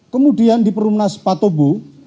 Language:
Indonesian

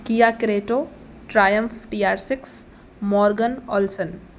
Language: Sindhi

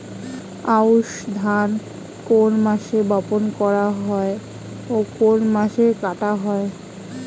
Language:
Bangla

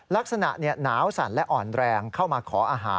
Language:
Thai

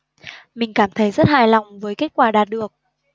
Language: Vietnamese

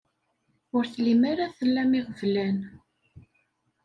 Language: Kabyle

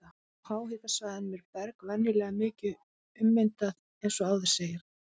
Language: Icelandic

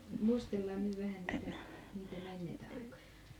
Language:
Finnish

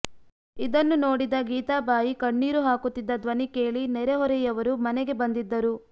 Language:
Kannada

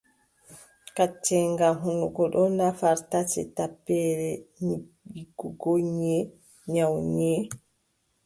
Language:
Adamawa Fulfulde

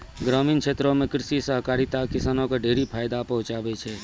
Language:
Maithili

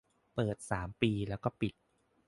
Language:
Thai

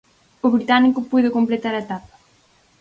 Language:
Galician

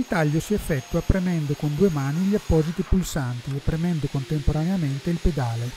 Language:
Italian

